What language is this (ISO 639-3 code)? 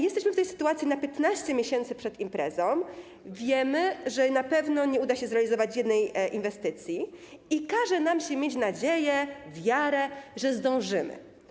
pol